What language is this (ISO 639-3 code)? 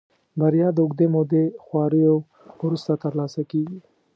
pus